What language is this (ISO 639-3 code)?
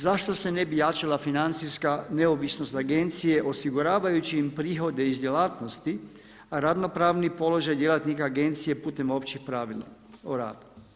hrv